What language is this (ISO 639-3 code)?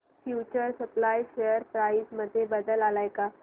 mar